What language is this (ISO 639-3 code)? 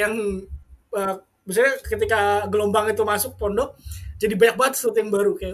ind